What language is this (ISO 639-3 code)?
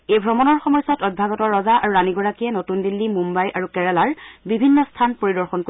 asm